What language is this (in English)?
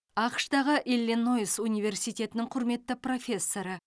Kazakh